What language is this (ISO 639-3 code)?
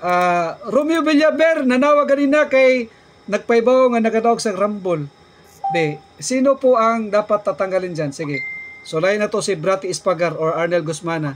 fil